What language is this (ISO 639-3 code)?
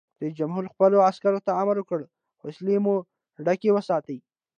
pus